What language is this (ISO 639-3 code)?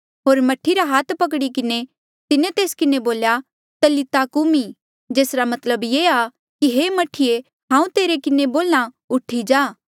mjl